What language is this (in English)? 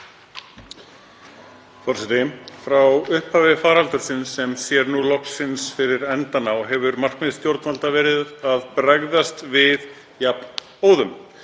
Icelandic